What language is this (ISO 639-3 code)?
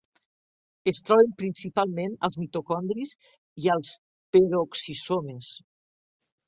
cat